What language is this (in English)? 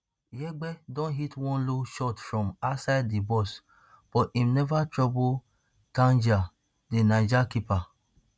Nigerian Pidgin